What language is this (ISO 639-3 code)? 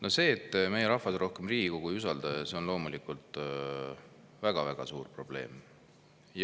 est